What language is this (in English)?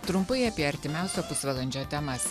Lithuanian